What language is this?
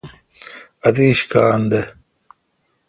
Kalkoti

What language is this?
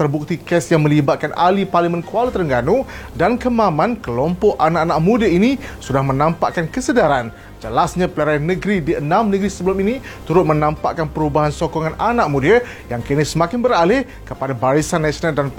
Malay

